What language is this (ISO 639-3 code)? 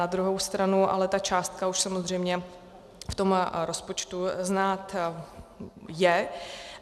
ces